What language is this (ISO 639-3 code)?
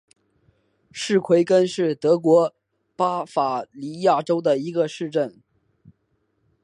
zho